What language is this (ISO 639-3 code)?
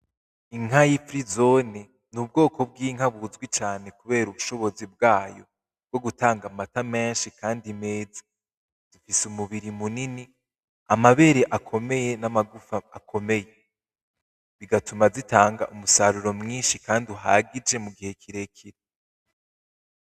run